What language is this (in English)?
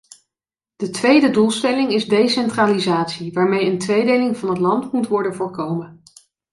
Dutch